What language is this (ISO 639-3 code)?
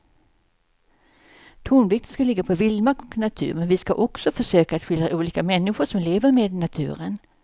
swe